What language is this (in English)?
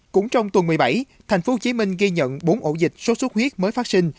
Vietnamese